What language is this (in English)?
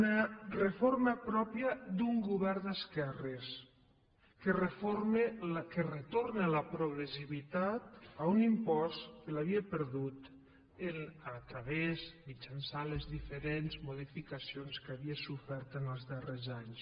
Catalan